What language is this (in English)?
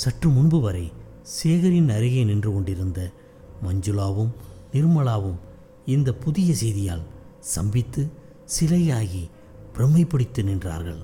Tamil